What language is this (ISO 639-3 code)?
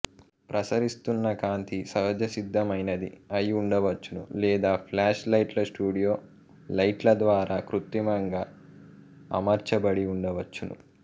tel